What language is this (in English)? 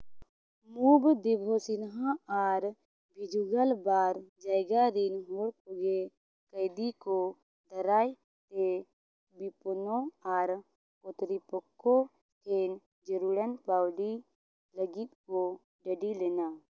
Santali